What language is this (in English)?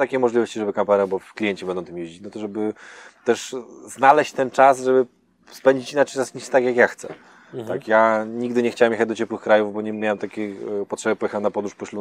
Polish